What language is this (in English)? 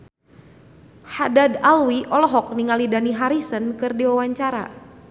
Sundanese